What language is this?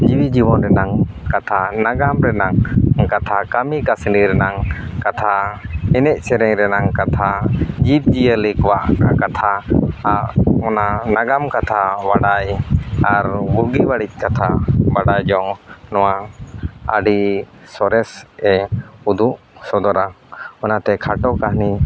Santali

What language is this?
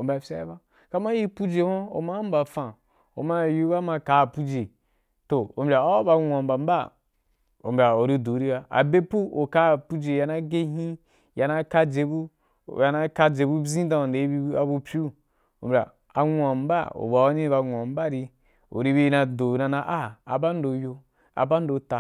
Wapan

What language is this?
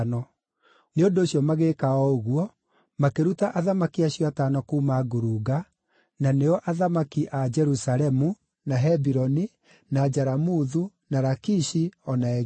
Kikuyu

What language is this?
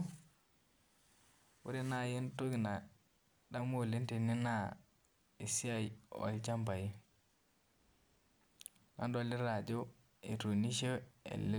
Masai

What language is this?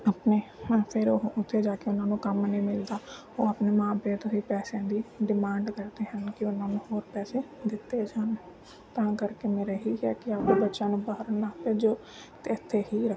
Punjabi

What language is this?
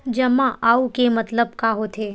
Chhattisgarhi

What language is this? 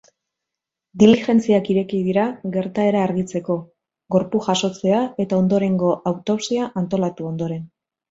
Basque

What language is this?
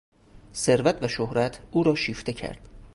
Persian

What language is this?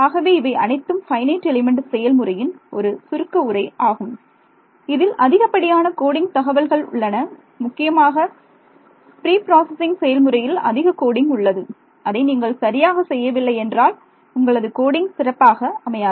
Tamil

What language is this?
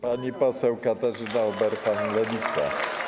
Polish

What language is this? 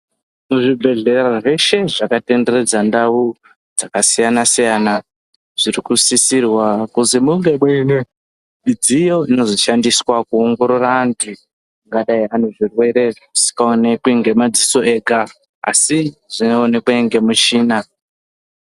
Ndau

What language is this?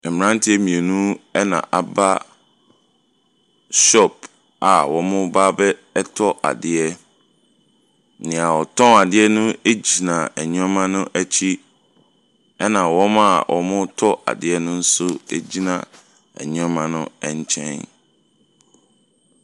Akan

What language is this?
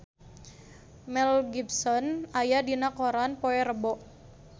Sundanese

